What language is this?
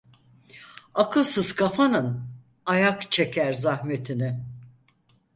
Turkish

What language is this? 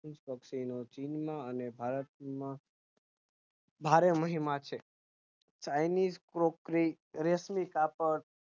Gujarati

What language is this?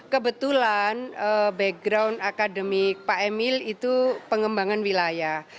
Indonesian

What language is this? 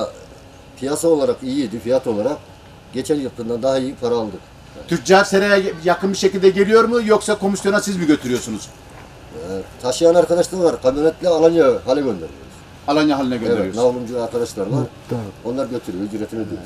Turkish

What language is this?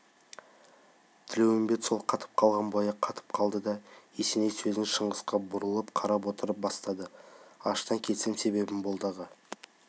Kazakh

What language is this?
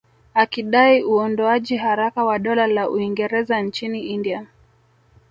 Swahili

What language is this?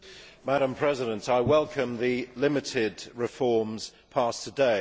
English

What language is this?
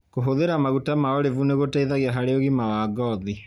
Kikuyu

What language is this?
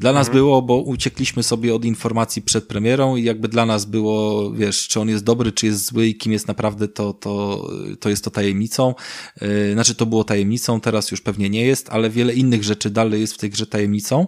Polish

